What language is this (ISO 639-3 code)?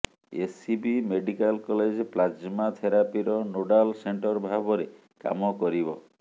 ori